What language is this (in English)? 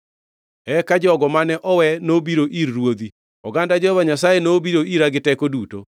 Luo (Kenya and Tanzania)